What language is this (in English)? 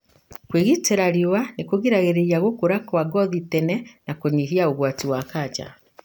Kikuyu